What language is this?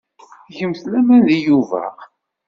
Kabyle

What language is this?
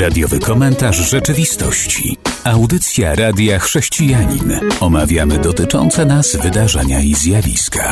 Polish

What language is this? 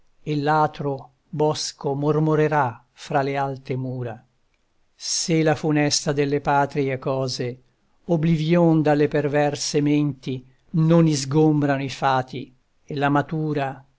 Italian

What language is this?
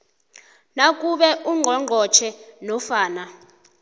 South Ndebele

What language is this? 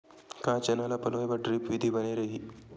Chhattisgarhi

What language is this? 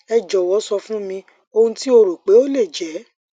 Yoruba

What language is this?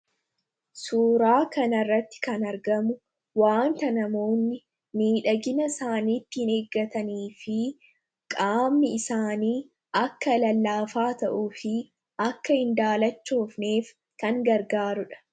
Oromo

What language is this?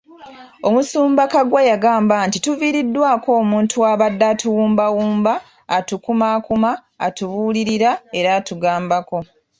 Ganda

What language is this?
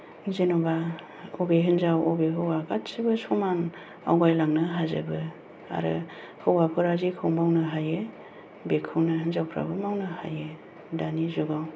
Bodo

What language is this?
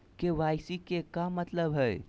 Magahi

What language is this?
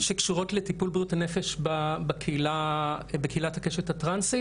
Hebrew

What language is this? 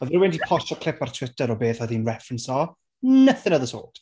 Welsh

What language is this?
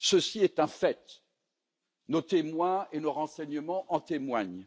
French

